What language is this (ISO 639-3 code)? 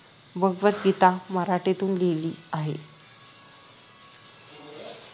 mar